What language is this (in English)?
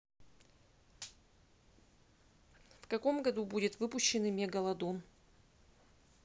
Russian